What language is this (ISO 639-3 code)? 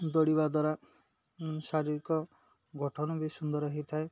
ori